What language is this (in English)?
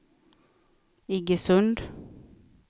Swedish